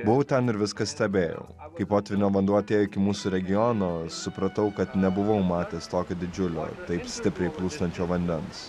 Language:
Lithuanian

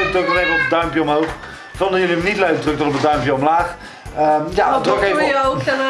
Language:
Dutch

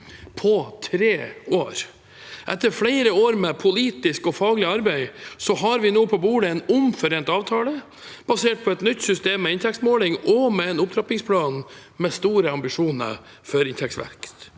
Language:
Norwegian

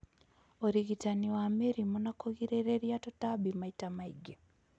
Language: Kikuyu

